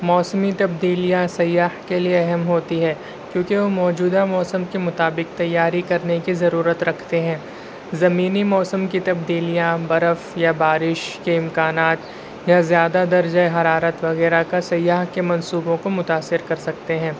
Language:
Urdu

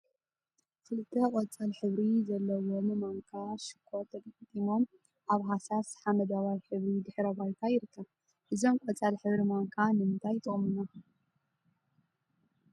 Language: Tigrinya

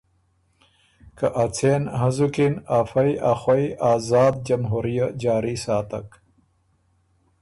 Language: Ormuri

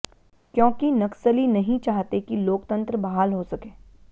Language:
Hindi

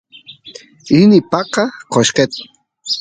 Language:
Santiago del Estero Quichua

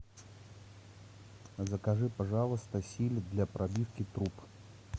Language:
Russian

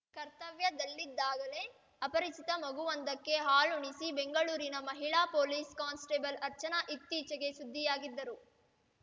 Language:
Kannada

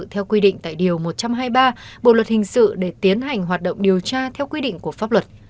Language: Vietnamese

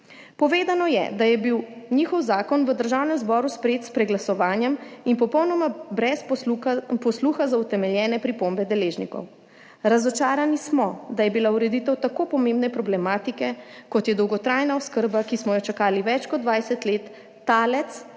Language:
Slovenian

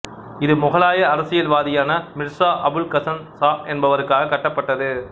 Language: Tamil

